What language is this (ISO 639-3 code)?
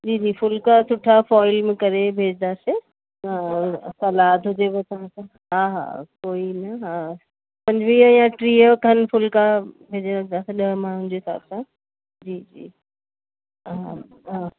snd